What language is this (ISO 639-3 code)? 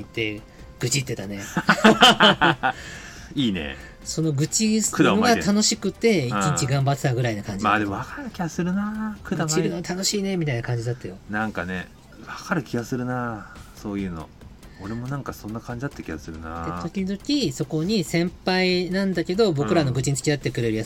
jpn